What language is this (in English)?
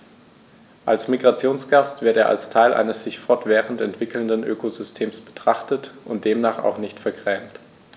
German